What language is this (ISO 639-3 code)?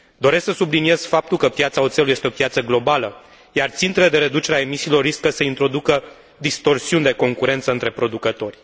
ron